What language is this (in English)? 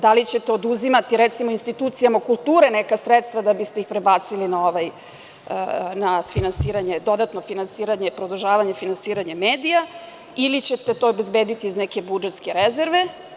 Serbian